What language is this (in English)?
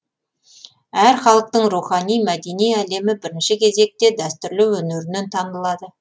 Kazakh